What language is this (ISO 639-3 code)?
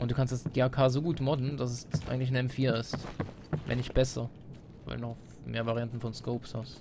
deu